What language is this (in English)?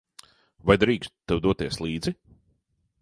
Latvian